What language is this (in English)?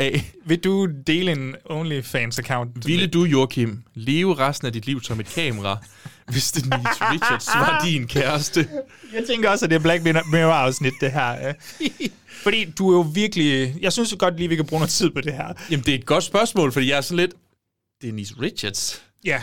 Danish